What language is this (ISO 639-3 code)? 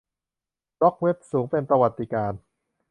tha